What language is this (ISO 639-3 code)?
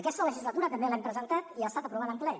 cat